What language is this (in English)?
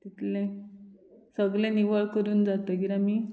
Konkani